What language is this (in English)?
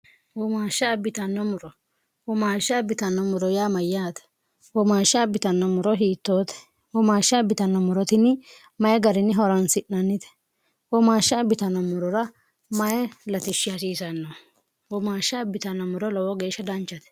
Sidamo